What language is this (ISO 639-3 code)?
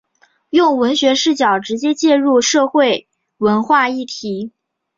zho